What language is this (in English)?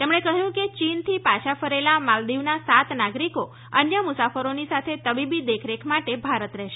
Gujarati